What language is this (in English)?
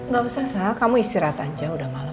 Indonesian